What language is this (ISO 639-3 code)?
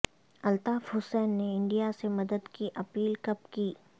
urd